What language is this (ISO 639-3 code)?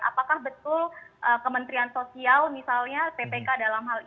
ind